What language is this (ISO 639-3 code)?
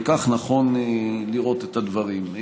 heb